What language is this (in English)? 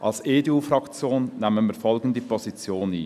Swiss German